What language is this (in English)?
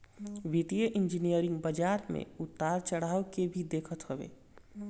Bhojpuri